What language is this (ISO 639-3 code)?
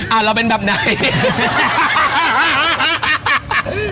tha